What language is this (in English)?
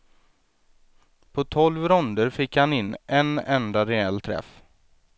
Swedish